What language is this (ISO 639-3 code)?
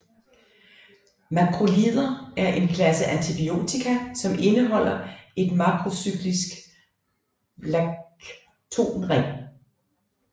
dan